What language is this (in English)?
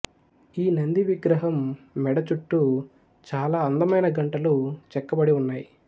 Telugu